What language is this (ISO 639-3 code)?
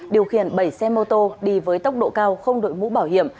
vie